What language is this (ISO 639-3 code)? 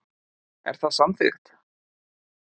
isl